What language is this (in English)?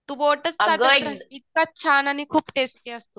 Marathi